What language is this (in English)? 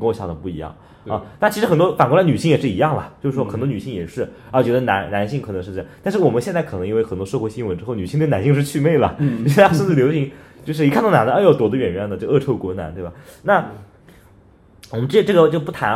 Chinese